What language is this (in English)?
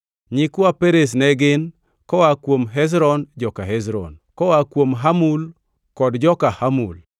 Luo (Kenya and Tanzania)